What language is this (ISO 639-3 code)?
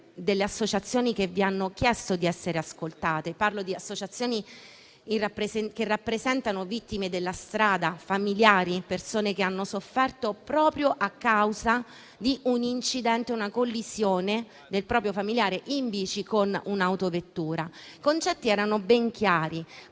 ita